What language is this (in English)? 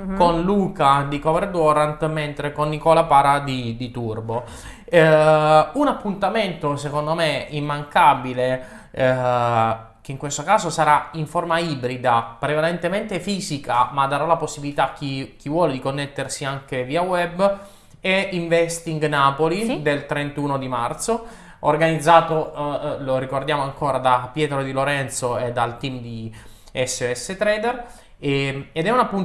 Italian